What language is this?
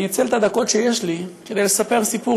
Hebrew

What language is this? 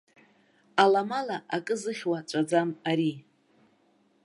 Abkhazian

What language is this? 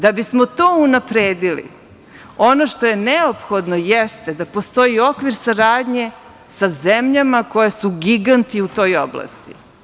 Serbian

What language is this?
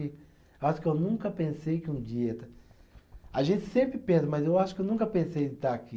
Portuguese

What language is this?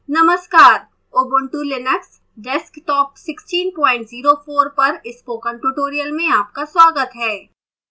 Hindi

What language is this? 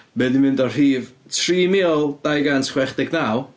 Welsh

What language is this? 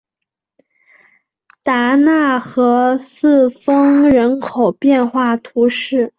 Chinese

